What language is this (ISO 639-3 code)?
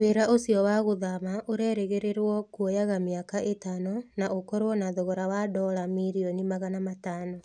kik